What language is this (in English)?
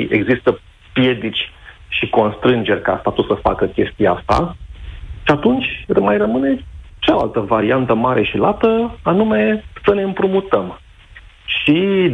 Romanian